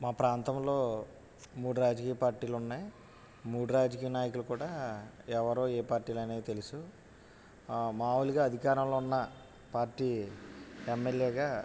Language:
Telugu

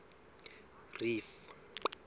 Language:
Southern Sotho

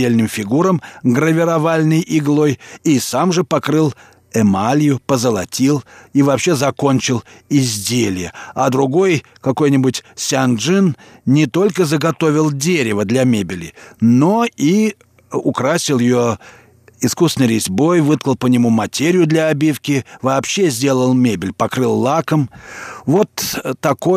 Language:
Russian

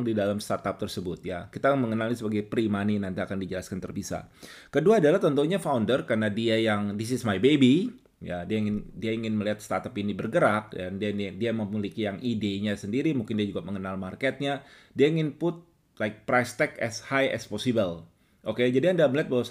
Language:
Indonesian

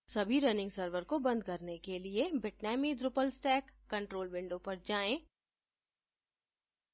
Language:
Hindi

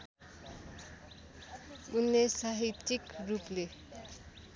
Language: Nepali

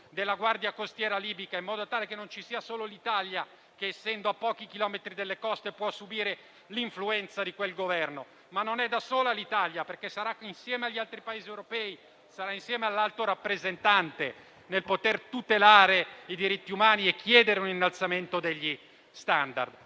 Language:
Italian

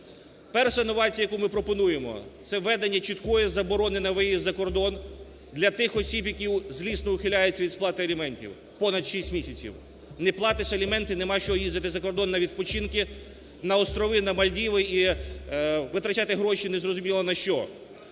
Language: Ukrainian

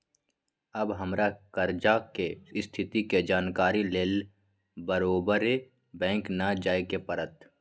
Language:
Magahi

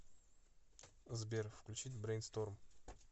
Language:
Russian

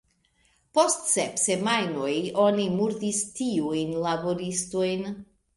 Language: Esperanto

